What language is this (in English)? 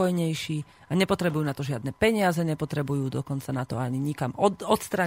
Slovak